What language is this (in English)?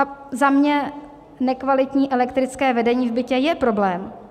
Czech